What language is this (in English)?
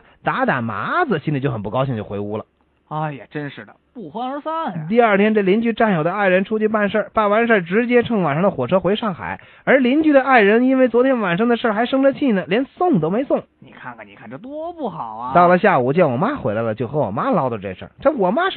Chinese